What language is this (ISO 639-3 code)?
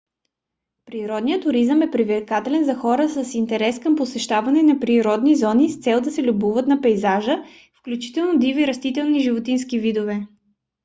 bul